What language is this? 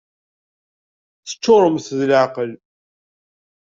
Kabyle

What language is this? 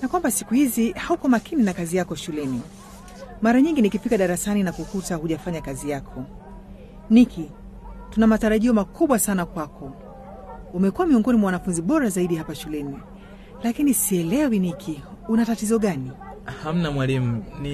Swahili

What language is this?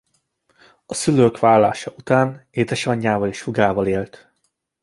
Hungarian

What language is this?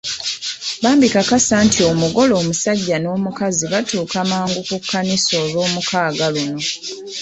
Ganda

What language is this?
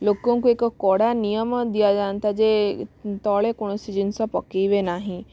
Odia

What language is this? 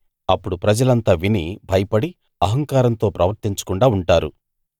Telugu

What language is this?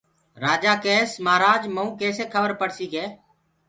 Gurgula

